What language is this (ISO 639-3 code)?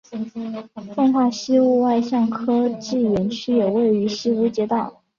zho